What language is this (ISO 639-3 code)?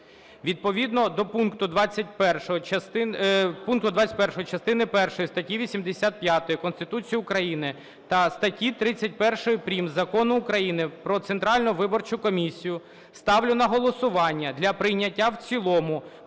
ukr